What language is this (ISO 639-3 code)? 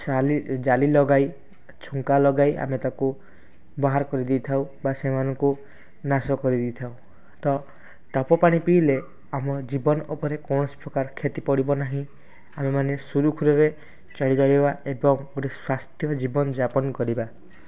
ori